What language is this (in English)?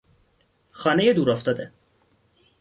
Persian